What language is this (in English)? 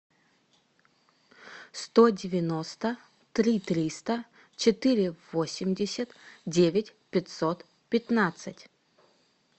Russian